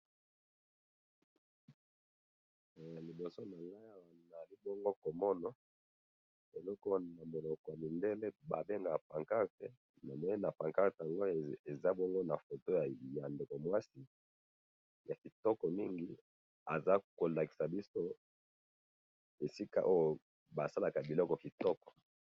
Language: Lingala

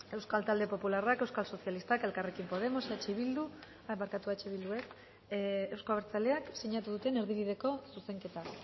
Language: Basque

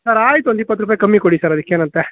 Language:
Kannada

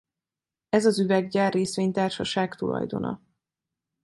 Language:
Hungarian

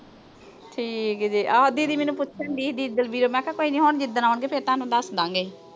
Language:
Punjabi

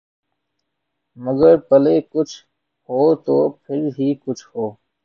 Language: Urdu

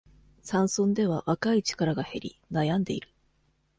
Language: Japanese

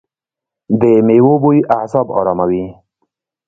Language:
Pashto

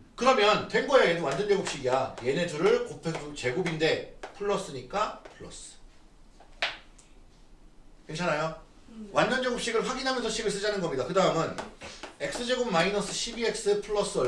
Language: Korean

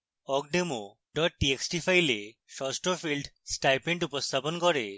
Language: Bangla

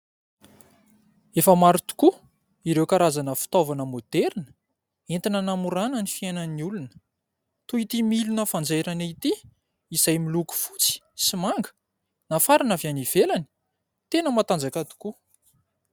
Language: Malagasy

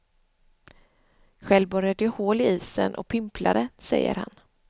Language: Swedish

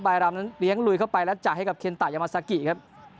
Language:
Thai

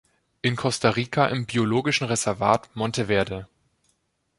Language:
German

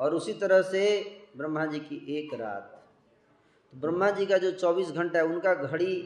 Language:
Hindi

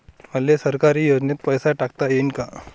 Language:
Marathi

